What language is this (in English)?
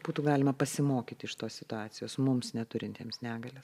Lithuanian